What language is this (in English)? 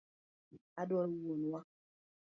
Luo (Kenya and Tanzania)